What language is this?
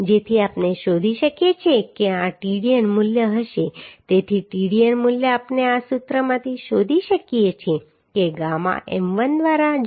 Gujarati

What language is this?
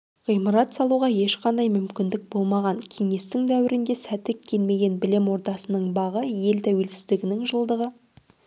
Kazakh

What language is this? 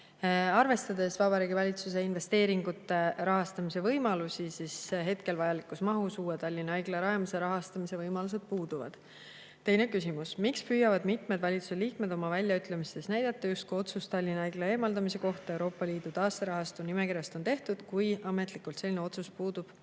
Estonian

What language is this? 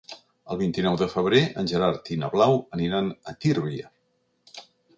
Catalan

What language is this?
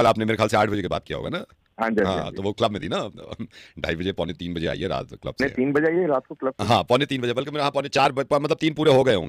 Hindi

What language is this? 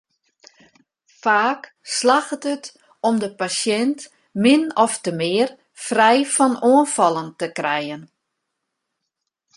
Western Frisian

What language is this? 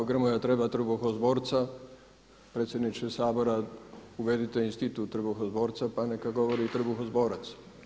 Croatian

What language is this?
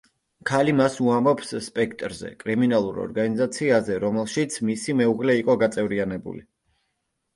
Georgian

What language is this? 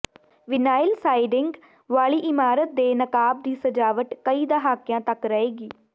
Punjabi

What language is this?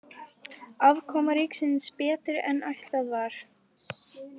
Icelandic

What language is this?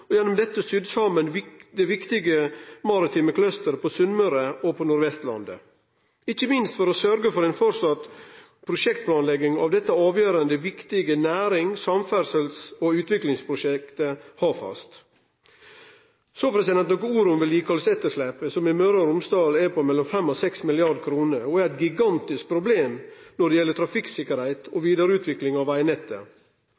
Norwegian Nynorsk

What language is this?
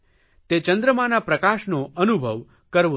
Gujarati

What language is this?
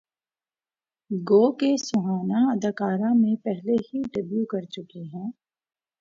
Urdu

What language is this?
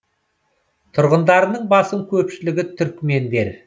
Kazakh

